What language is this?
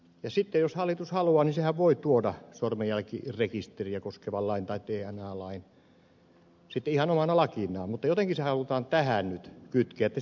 Finnish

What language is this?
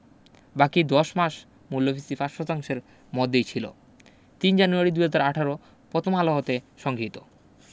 Bangla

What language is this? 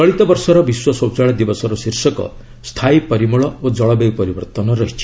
Odia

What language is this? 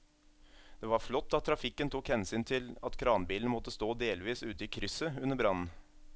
Norwegian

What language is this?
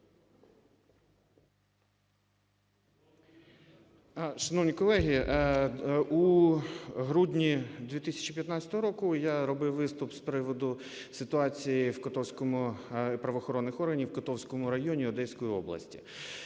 Ukrainian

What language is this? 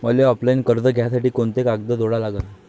Marathi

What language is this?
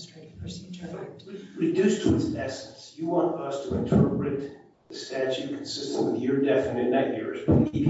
English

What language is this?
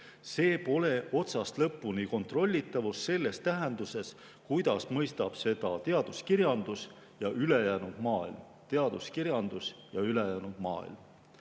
Estonian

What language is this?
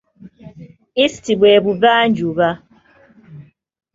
Ganda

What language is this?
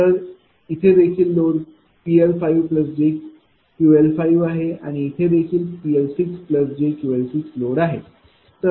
Marathi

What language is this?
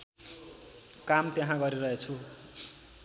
Nepali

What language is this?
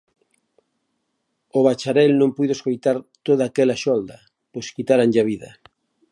Galician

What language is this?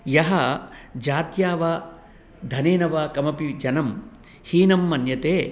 Sanskrit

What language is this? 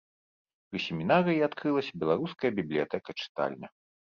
Belarusian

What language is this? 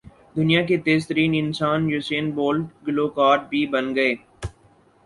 Urdu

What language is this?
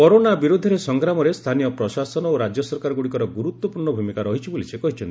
Odia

